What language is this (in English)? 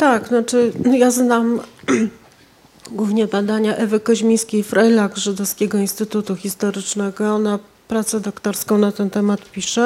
Polish